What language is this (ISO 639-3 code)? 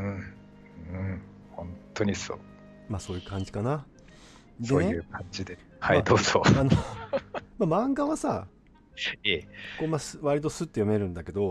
jpn